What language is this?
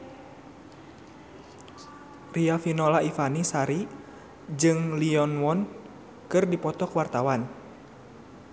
Sundanese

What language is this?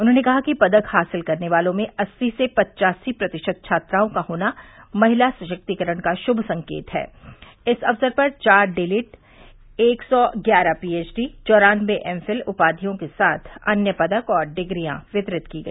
Hindi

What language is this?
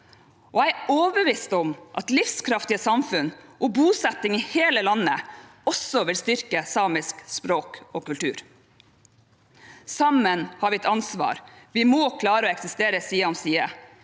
Norwegian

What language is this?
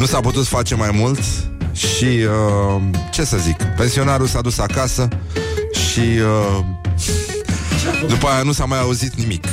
Romanian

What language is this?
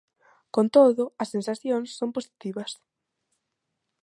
Galician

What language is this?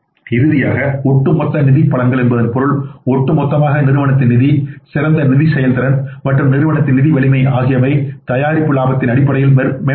Tamil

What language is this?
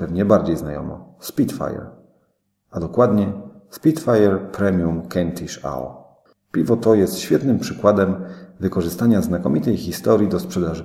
Polish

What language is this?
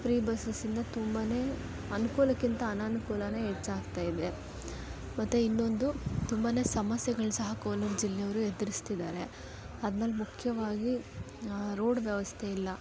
Kannada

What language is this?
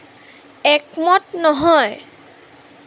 Assamese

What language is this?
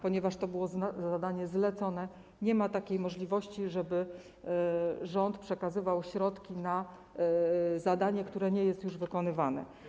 Polish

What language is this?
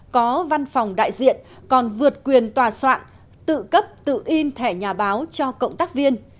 Vietnamese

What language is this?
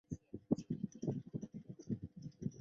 Chinese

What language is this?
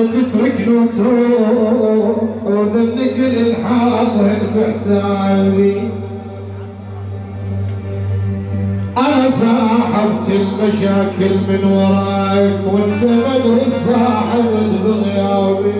Arabic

